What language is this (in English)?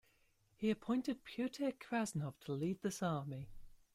English